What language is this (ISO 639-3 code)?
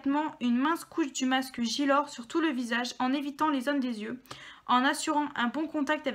fra